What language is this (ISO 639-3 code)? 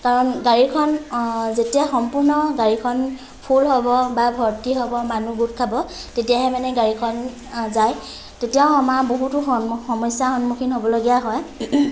asm